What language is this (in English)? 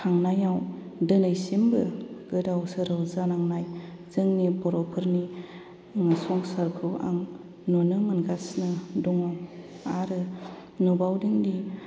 Bodo